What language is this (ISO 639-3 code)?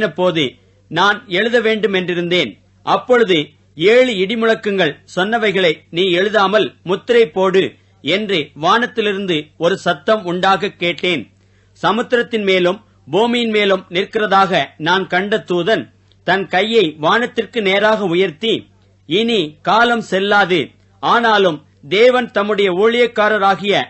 tam